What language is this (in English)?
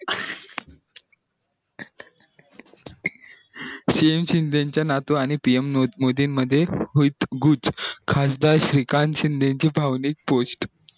Marathi